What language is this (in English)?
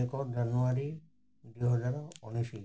Odia